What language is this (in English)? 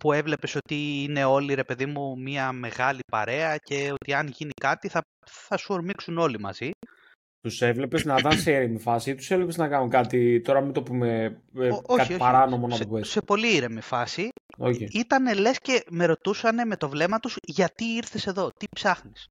Greek